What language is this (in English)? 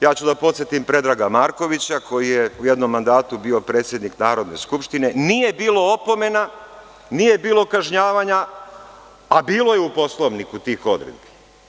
Serbian